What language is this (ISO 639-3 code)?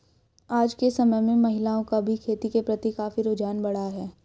hin